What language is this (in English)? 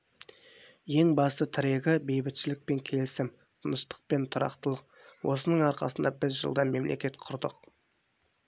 Kazakh